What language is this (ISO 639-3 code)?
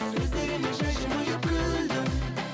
kaz